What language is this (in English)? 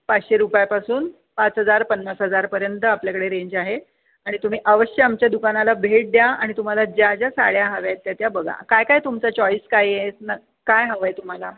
Marathi